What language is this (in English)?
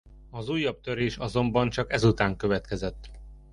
Hungarian